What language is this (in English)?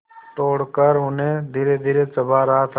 Hindi